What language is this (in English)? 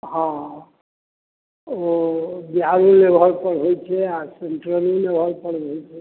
Maithili